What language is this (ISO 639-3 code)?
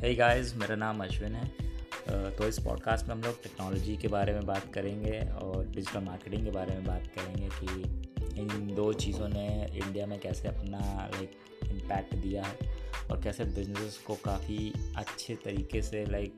hin